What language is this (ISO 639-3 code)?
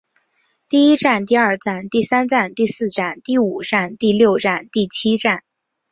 zho